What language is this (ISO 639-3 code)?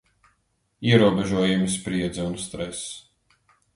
lav